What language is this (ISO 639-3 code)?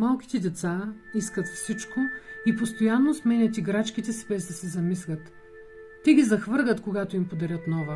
bul